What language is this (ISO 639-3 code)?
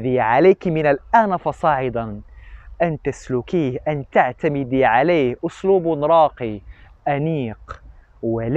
ara